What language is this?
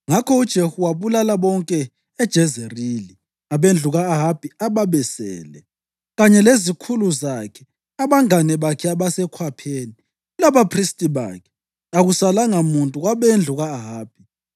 North Ndebele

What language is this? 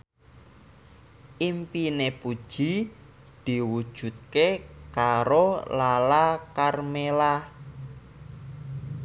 Javanese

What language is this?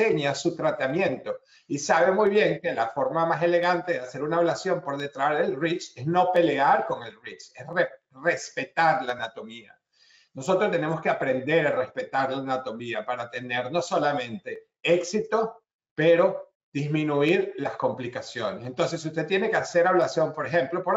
Spanish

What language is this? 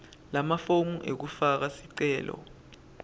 Swati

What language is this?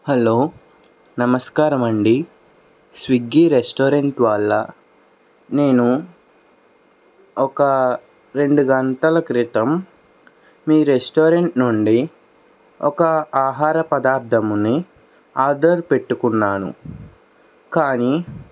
Telugu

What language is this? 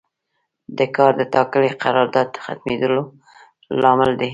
Pashto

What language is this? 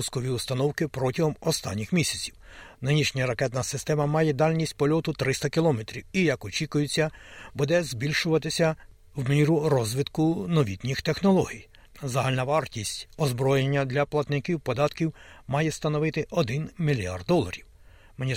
Ukrainian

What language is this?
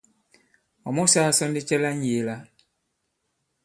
Bankon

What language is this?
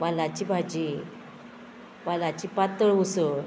Konkani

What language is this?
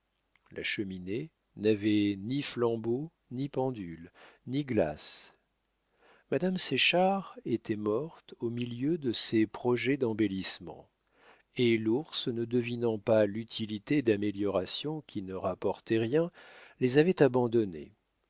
French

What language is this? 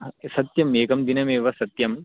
Sanskrit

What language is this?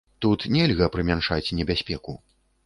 Belarusian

